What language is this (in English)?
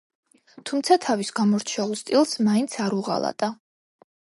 Georgian